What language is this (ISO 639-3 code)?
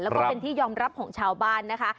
tha